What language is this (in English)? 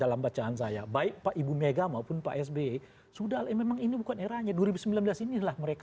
Indonesian